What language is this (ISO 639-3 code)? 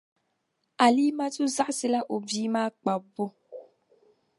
dag